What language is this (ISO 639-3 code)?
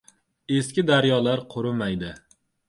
uzb